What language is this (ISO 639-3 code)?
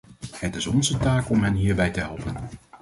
nld